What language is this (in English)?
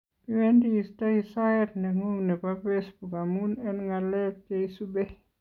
Kalenjin